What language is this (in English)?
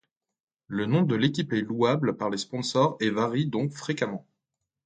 French